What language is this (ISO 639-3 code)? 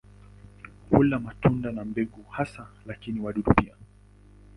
swa